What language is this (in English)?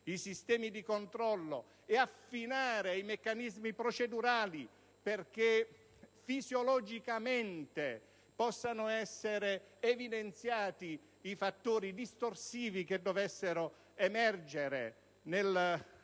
Italian